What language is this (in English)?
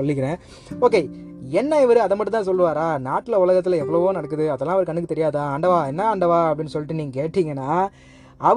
Tamil